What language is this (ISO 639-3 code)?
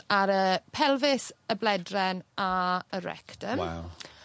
cym